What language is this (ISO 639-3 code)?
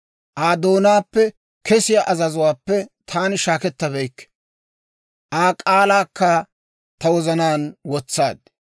dwr